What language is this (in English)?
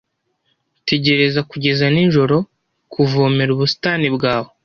Kinyarwanda